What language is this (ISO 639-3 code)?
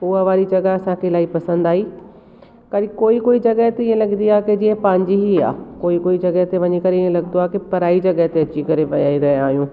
snd